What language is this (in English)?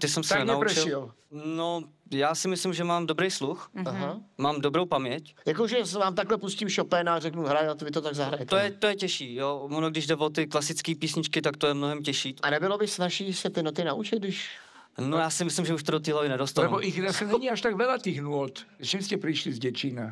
Czech